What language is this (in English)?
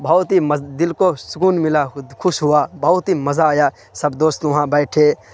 Urdu